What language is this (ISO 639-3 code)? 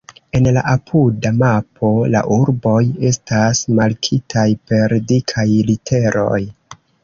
epo